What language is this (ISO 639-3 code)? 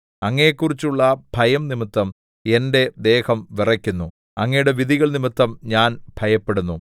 mal